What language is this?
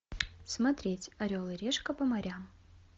Russian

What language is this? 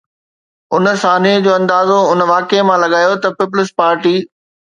Sindhi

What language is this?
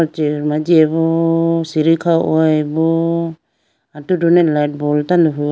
Idu-Mishmi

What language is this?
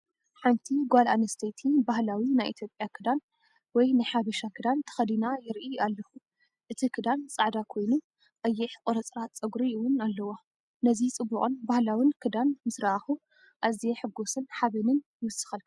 Tigrinya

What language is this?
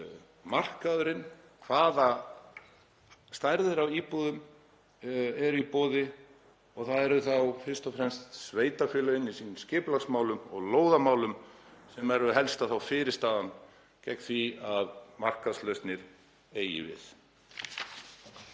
Icelandic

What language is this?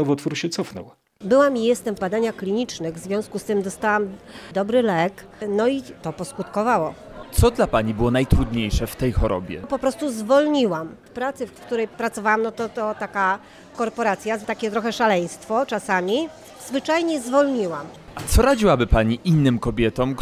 Polish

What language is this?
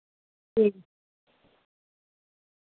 Dogri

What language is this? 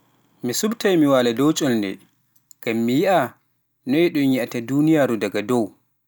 Pular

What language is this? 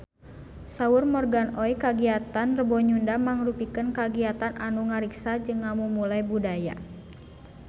Sundanese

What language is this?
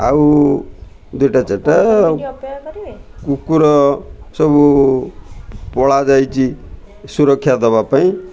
Odia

